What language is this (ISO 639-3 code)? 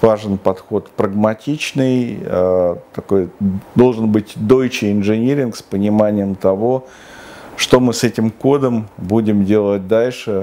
rus